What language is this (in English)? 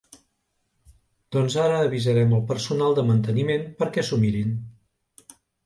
Catalan